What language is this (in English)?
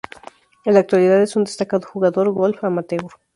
Spanish